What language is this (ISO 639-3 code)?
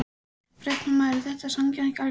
isl